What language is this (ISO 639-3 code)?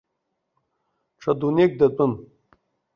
abk